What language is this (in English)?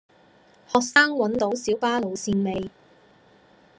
Cantonese